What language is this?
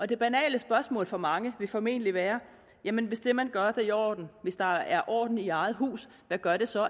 Danish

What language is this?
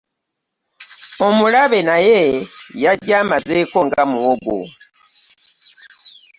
Ganda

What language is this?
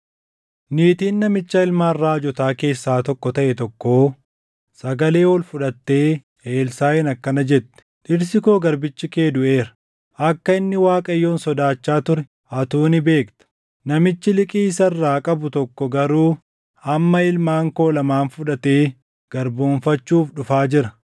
Oromo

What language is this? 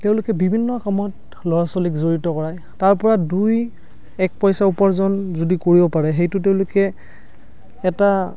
Assamese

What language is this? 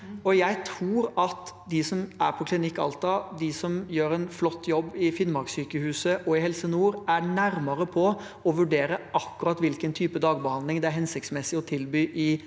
Norwegian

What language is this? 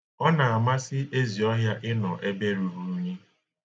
Igbo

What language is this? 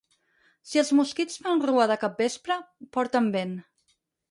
Catalan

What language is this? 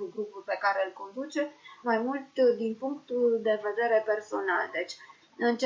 Romanian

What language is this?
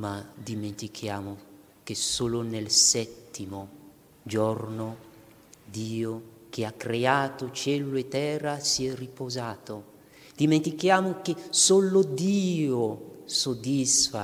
Italian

